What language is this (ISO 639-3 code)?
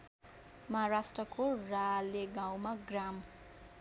nep